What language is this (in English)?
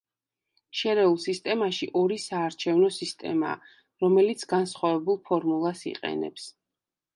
Georgian